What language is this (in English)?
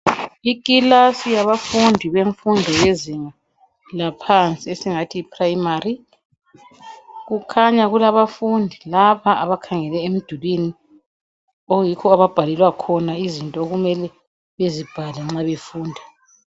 North Ndebele